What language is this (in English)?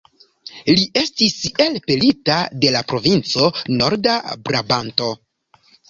Esperanto